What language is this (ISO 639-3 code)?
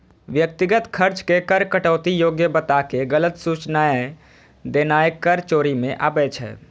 mai